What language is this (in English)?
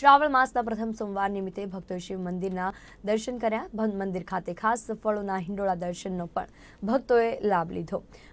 Hindi